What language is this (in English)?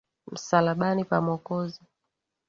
Swahili